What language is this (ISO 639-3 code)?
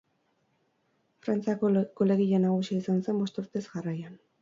eus